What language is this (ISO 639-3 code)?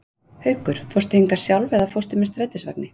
isl